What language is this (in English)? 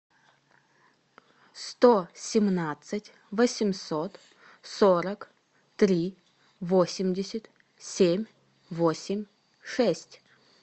Russian